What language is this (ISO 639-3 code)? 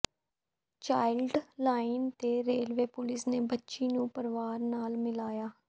pan